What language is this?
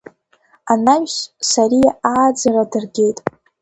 Abkhazian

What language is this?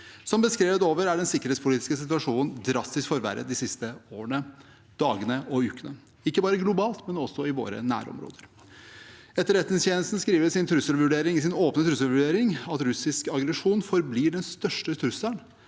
Norwegian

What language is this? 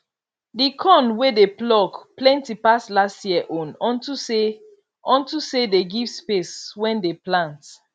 Nigerian Pidgin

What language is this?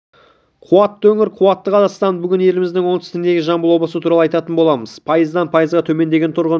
Kazakh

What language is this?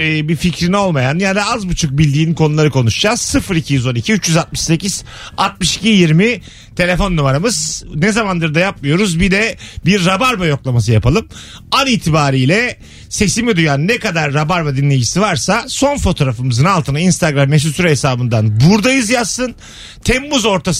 Turkish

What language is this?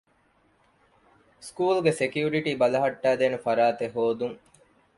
Divehi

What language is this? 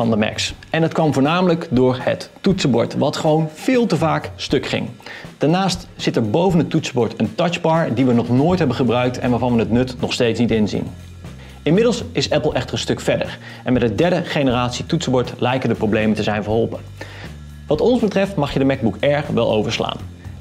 Dutch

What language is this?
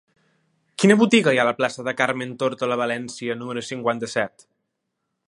Catalan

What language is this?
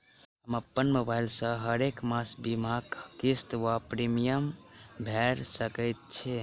Maithili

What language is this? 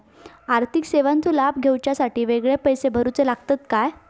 Marathi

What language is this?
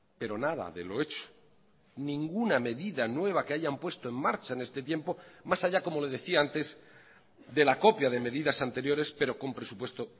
Spanish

